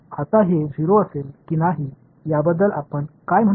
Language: Marathi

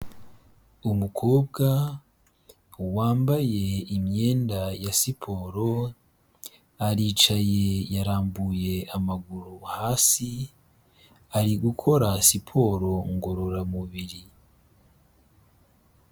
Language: Kinyarwanda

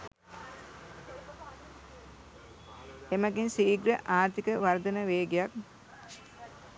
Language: Sinhala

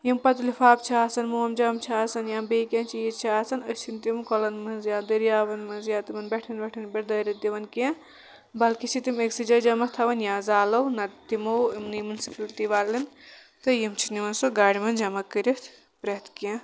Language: Kashmiri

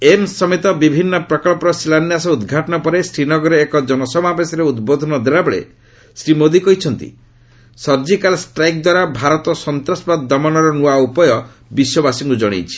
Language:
Odia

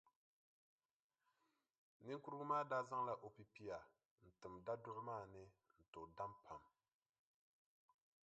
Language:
Dagbani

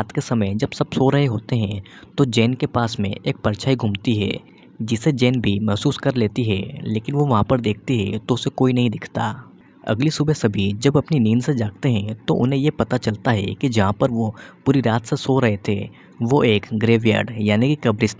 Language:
Hindi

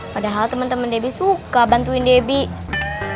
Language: Indonesian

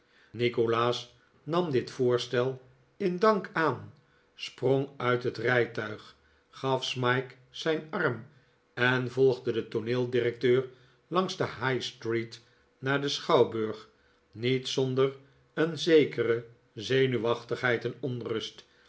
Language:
Dutch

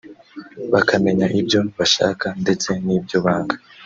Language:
Kinyarwanda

